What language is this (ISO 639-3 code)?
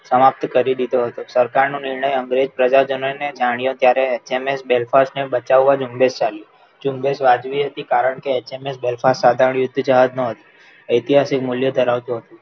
guj